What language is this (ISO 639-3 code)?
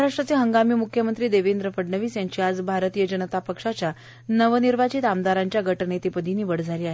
mar